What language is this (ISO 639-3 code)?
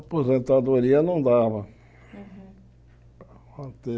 por